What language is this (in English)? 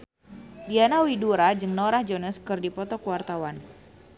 Sundanese